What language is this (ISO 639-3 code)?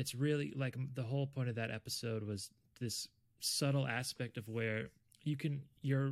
eng